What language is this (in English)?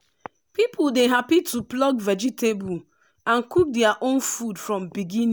Nigerian Pidgin